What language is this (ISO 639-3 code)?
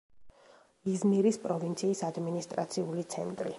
kat